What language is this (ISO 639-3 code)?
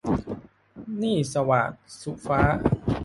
tha